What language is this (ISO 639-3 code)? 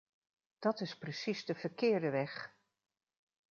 nld